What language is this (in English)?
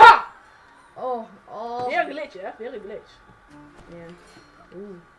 Dutch